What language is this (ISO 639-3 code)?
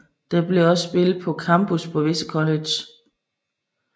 dan